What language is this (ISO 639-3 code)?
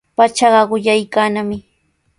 qws